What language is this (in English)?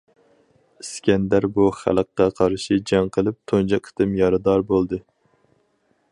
Uyghur